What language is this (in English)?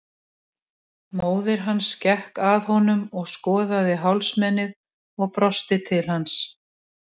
Icelandic